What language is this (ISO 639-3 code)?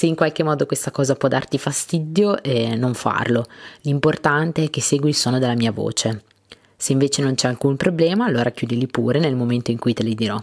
ita